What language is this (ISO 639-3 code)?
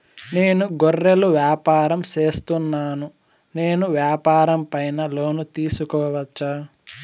tel